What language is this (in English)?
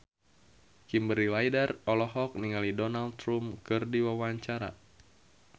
Sundanese